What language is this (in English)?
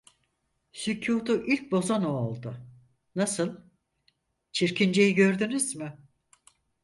Turkish